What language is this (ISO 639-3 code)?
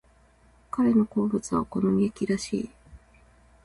jpn